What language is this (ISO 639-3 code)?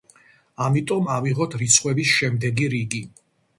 kat